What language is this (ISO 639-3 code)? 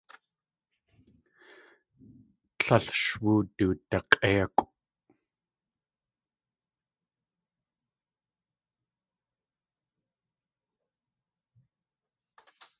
tli